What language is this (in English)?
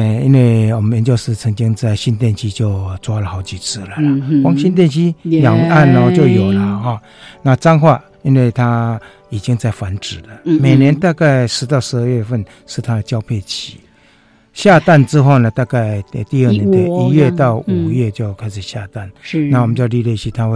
Chinese